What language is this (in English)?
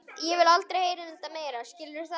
Icelandic